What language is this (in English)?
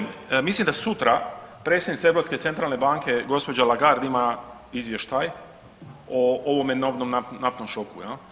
Croatian